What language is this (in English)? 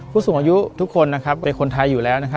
Thai